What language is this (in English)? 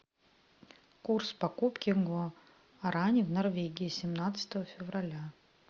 Russian